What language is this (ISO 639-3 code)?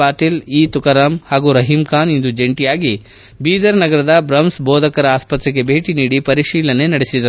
kan